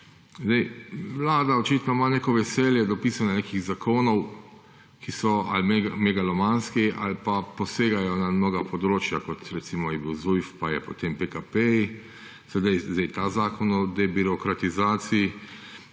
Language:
Slovenian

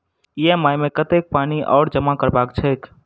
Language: Maithili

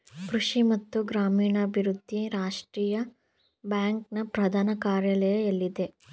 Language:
Kannada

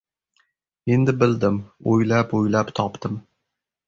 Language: Uzbek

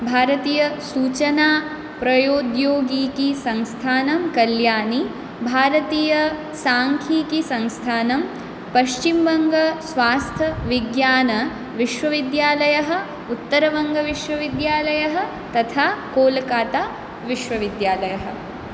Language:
Sanskrit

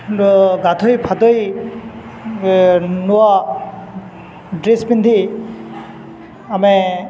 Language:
Odia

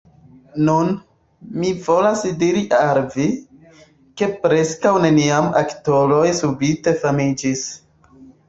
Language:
Esperanto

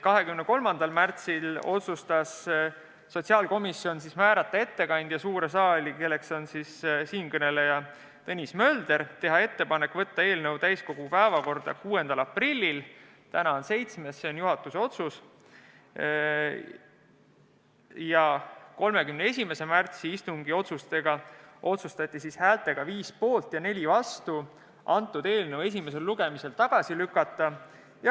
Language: Estonian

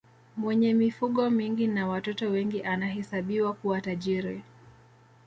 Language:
Swahili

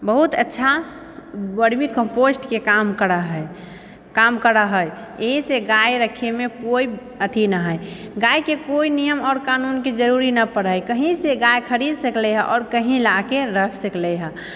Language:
Maithili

